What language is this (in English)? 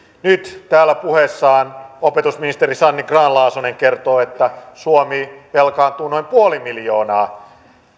Finnish